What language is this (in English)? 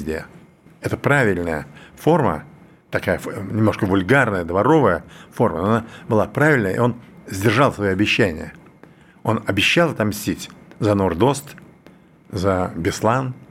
Russian